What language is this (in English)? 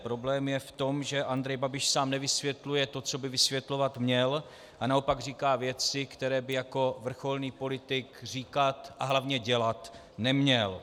Czech